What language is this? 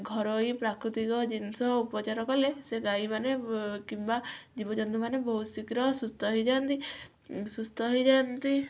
Odia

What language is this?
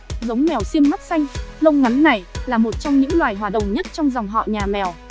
Vietnamese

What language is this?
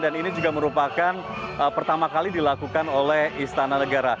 Indonesian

